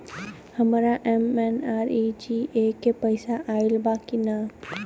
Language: Bhojpuri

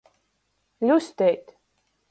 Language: Latgalian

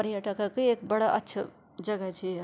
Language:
Garhwali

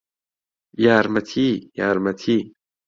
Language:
Central Kurdish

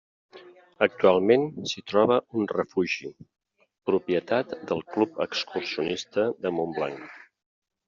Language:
Catalan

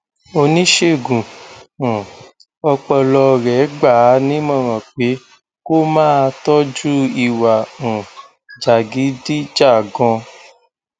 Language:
Yoruba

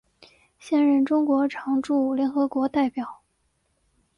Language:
Chinese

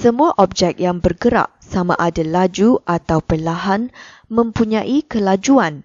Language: Malay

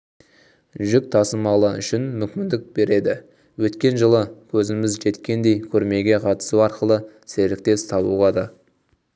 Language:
Kazakh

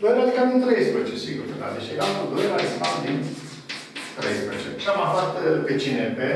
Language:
Romanian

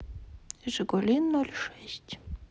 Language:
Russian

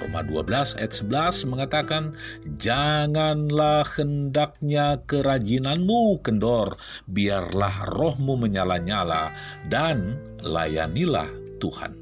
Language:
Indonesian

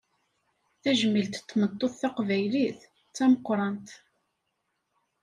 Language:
Kabyle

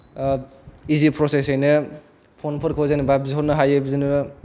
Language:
Bodo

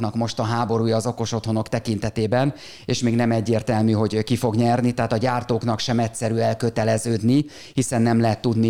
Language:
Hungarian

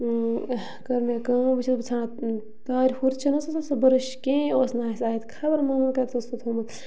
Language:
Kashmiri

